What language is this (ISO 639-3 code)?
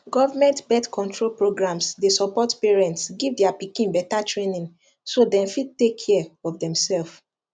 pcm